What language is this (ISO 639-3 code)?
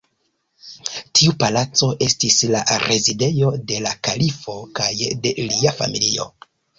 epo